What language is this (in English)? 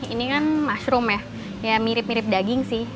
Indonesian